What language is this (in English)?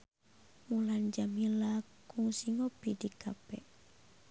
Sundanese